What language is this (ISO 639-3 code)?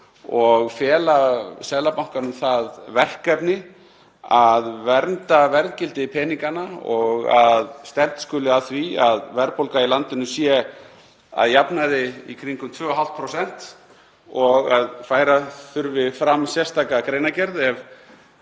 isl